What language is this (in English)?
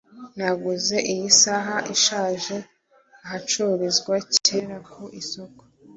Kinyarwanda